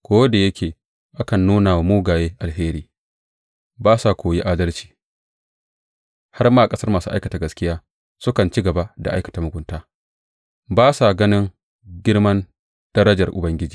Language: Hausa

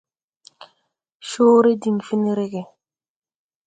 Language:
Tupuri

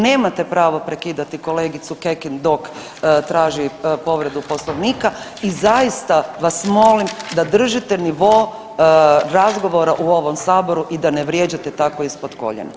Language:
Croatian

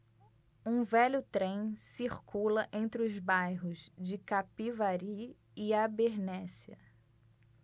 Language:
Portuguese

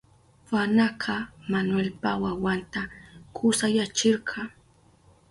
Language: Southern Pastaza Quechua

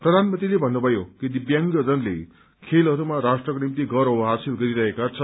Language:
Nepali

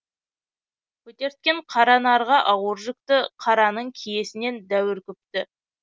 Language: Kazakh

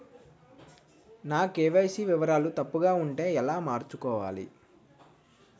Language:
Telugu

